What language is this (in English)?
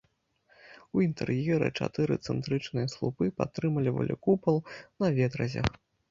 Belarusian